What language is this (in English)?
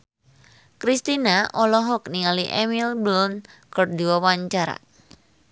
Sundanese